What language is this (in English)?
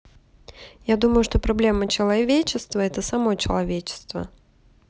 Russian